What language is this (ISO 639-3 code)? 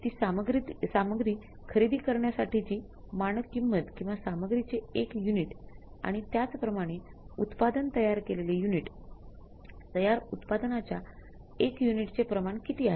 mar